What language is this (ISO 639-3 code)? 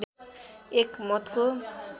nep